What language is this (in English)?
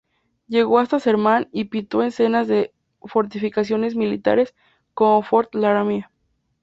Spanish